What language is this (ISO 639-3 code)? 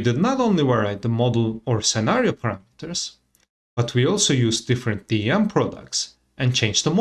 eng